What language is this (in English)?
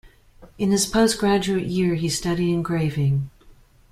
English